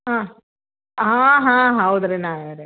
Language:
Kannada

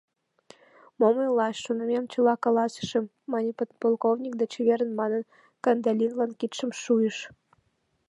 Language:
Mari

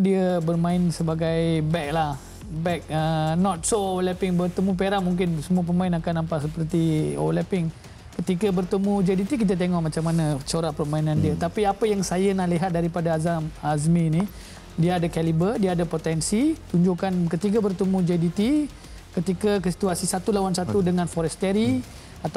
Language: Malay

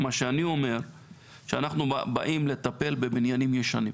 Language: Hebrew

